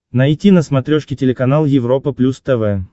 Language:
Russian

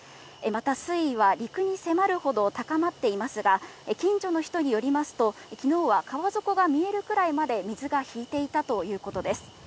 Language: Japanese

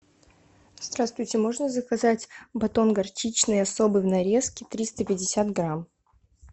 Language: Russian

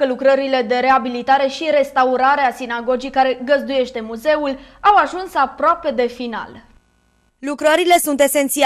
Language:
Romanian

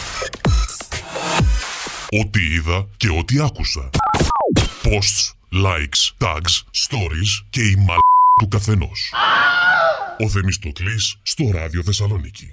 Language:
Greek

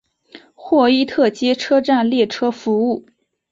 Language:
Chinese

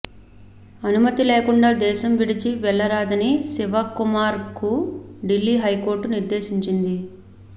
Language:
Telugu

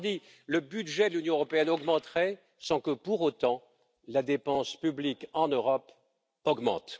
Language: French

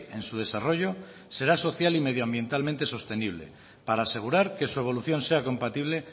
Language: Spanish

